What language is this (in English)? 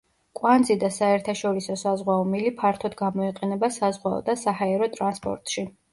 Georgian